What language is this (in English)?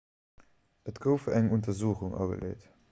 Luxembourgish